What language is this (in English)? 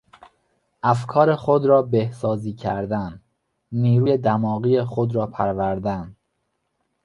Persian